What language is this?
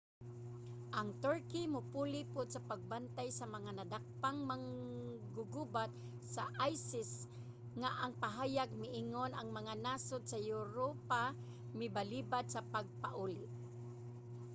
Cebuano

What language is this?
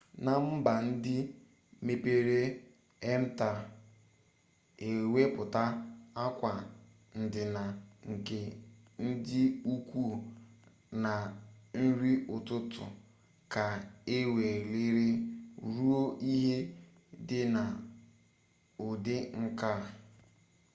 Igbo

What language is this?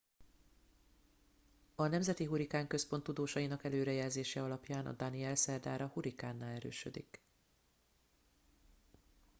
Hungarian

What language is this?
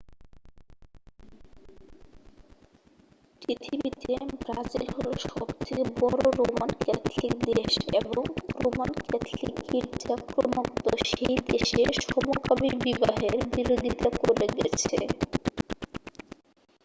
Bangla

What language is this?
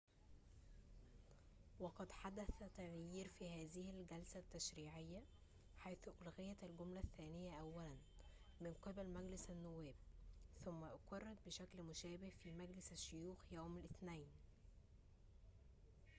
Arabic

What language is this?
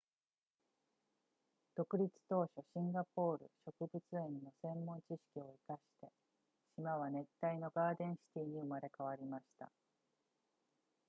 Japanese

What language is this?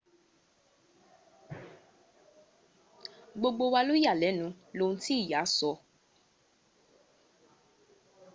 Yoruba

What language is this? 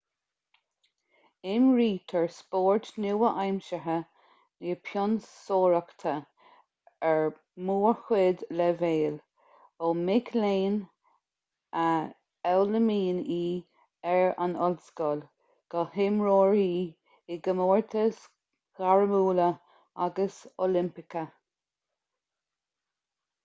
Irish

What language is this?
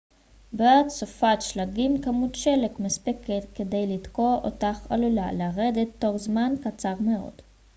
Hebrew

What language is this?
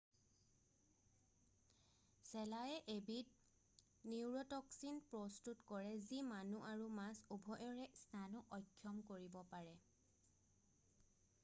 Assamese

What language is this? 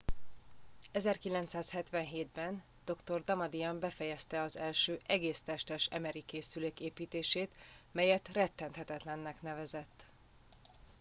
Hungarian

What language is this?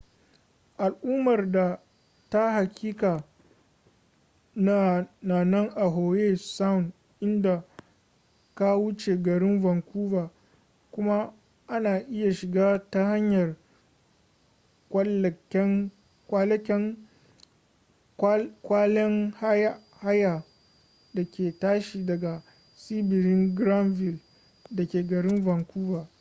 Hausa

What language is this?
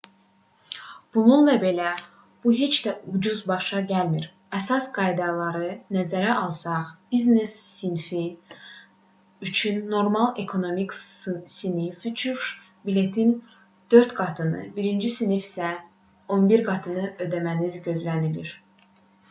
Azerbaijani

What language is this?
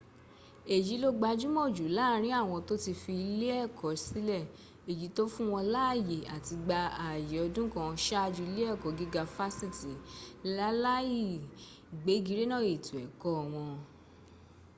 Yoruba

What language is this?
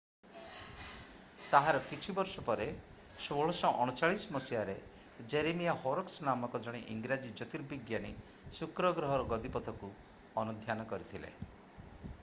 Odia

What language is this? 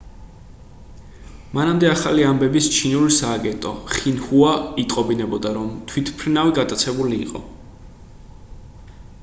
Georgian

